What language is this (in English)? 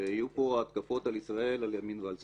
Hebrew